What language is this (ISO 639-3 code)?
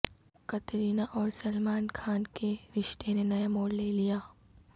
urd